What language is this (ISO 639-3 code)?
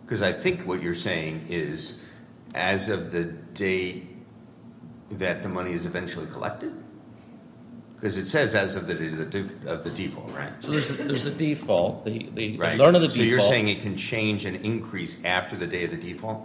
eng